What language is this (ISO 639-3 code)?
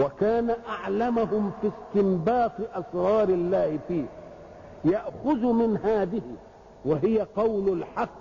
ara